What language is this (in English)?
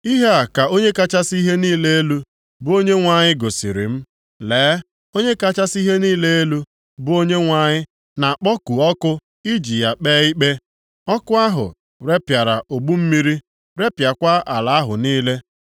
Igbo